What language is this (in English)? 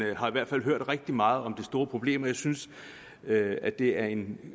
Danish